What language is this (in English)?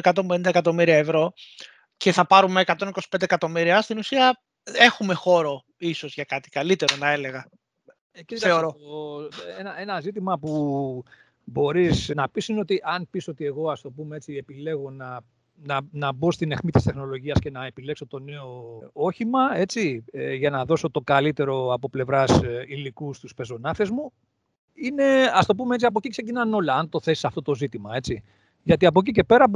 Greek